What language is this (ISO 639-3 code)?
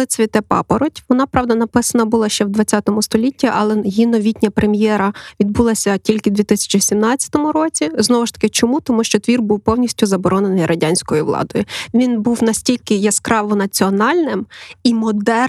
ukr